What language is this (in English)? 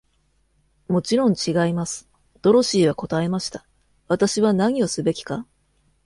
Japanese